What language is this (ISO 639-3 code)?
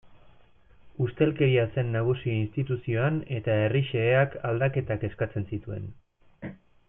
eus